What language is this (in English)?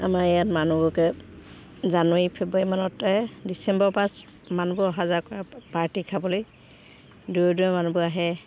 Assamese